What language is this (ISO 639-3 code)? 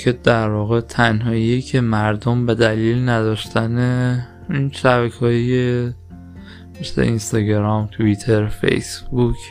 fas